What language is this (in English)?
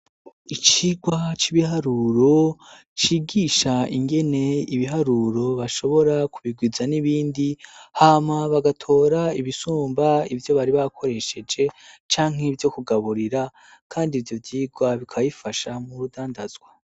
Rundi